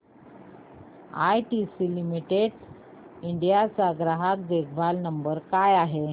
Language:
Marathi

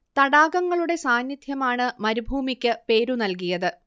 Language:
Malayalam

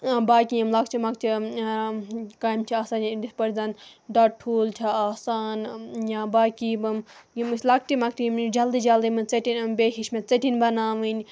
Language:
Kashmiri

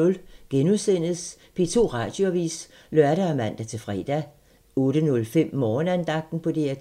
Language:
Danish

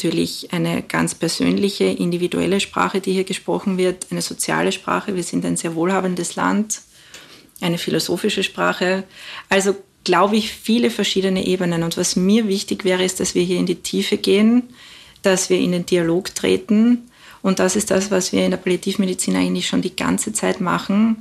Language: German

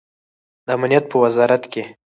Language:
Pashto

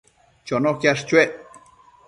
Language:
Matsés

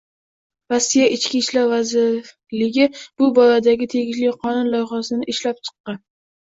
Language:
Uzbek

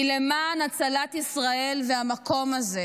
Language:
Hebrew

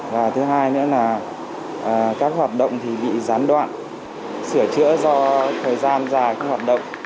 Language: Vietnamese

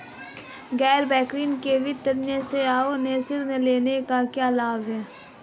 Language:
Hindi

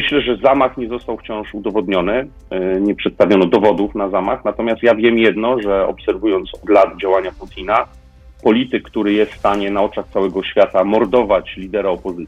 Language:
Polish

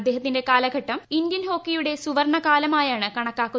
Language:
Malayalam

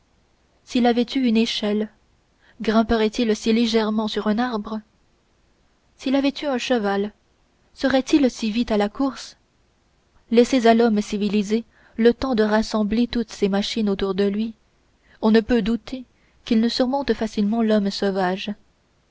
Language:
French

